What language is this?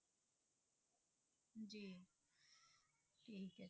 Punjabi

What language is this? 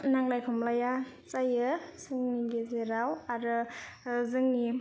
Bodo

